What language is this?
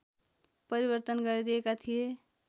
Nepali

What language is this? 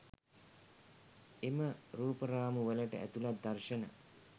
Sinhala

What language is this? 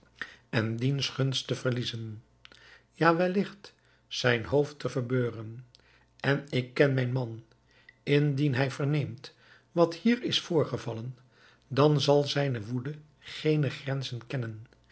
Dutch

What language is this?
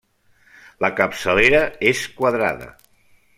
Catalan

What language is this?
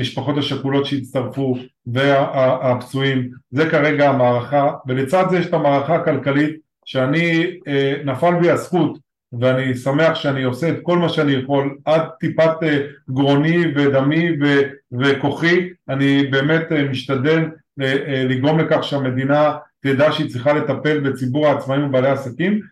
Hebrew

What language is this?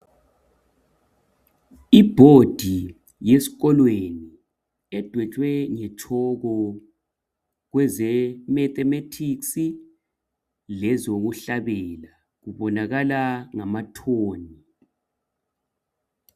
North Ndebele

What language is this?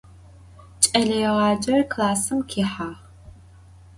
Adyghe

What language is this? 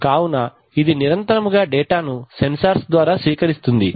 Telugu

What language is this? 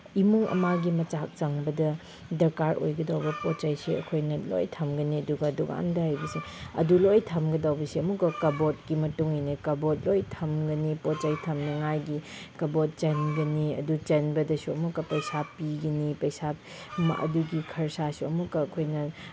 Manipuri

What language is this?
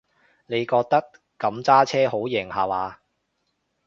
Cantonese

